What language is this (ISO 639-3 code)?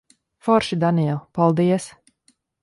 lav